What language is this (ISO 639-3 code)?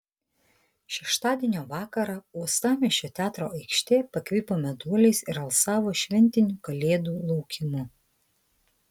lit